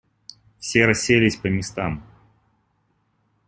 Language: Russian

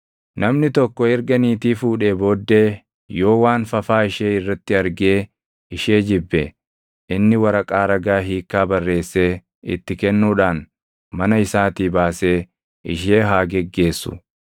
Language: Oromo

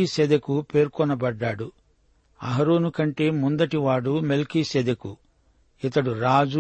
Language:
Telugu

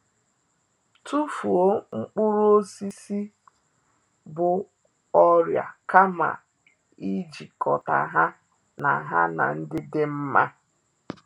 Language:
Igbo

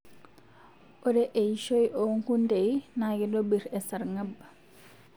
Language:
Masai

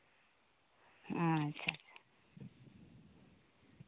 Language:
Santali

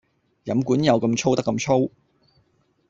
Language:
Cantonese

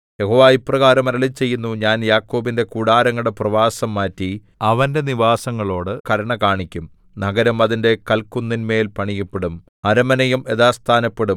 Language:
Malayalam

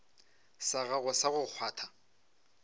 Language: Northern Sotho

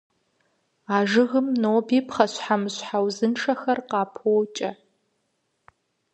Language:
Kabardian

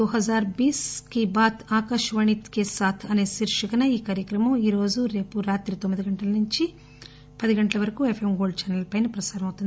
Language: Telugu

